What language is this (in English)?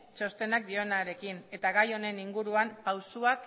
Basque